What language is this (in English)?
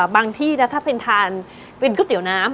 Thai